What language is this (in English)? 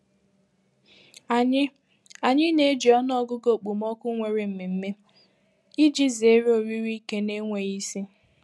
Igbo